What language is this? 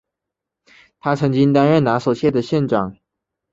Chinese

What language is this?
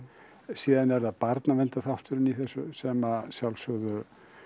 Icelandic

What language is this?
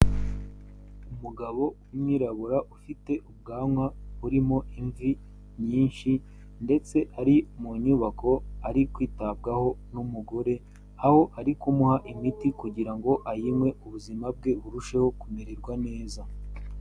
Kinyarwanda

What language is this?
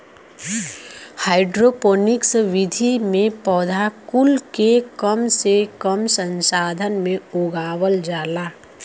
Bhojpuri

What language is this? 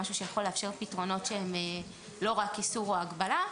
Hebrew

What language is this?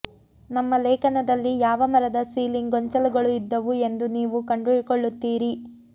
Kannada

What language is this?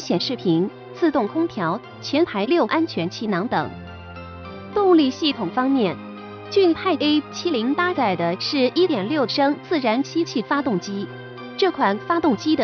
Chinese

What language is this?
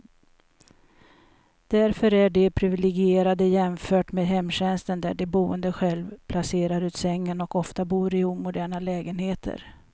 Swedish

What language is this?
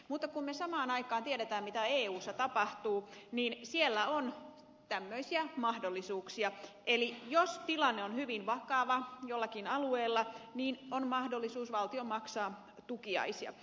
Finnish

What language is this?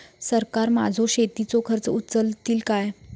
Marathi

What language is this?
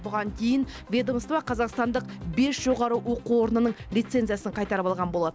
Kazakh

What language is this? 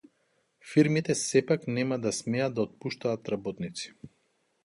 Macedonian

